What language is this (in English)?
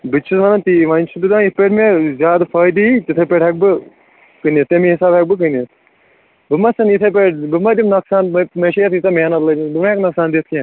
Kashmiri